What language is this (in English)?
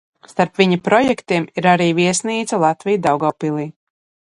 Latvian